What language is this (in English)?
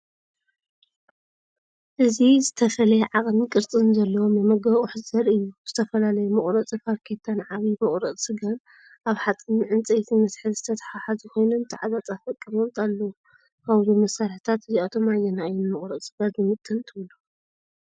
Tigrinya